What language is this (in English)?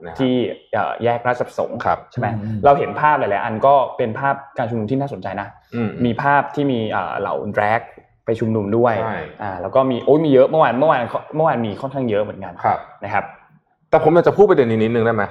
Thai